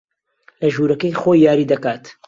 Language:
Central Kurdish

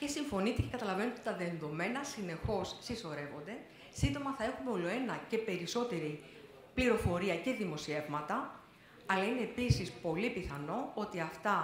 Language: Greek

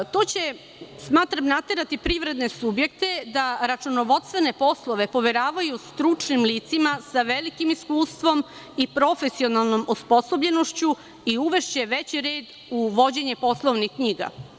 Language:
Serbian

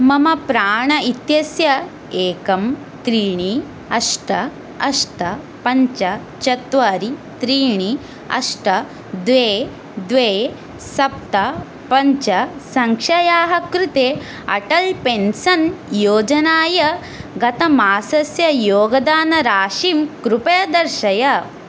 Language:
Sanskrit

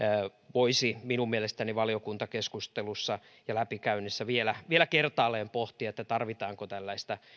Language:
Finnish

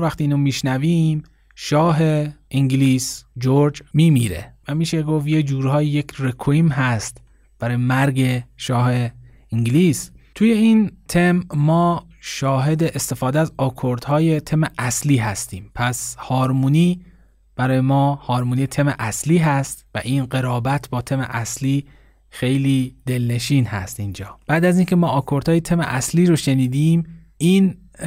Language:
Persian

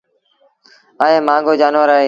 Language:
Sindhi Bhil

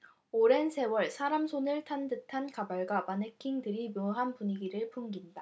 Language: Korean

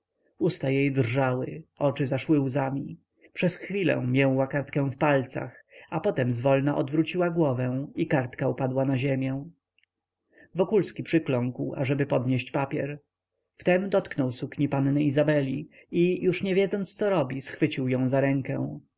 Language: Polish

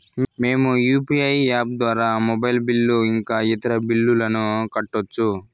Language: Telugu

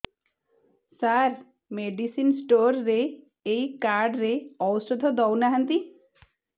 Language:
Odia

